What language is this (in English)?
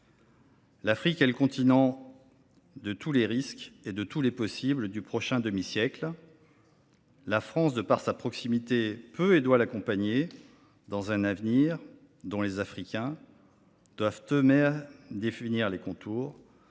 French